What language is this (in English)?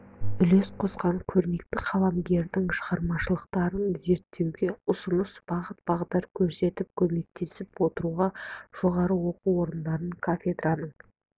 Kazakh